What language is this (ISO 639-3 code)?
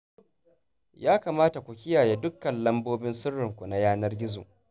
hau